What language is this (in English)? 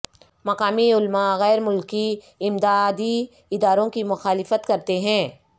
Urdu